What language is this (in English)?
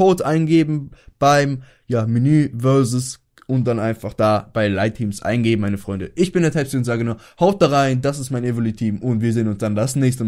German